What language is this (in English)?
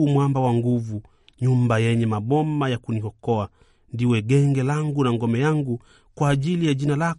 Swahili